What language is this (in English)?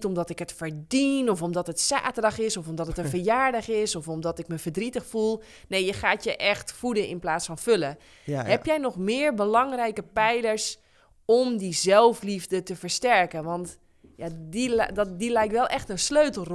Dutch